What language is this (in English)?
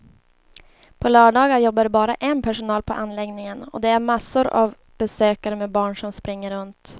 Swedish